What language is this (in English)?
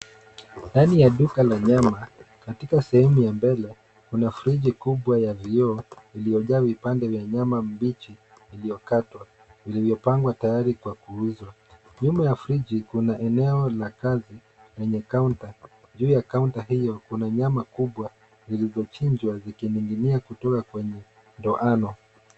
Swahili